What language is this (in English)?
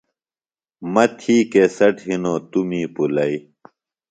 Phalura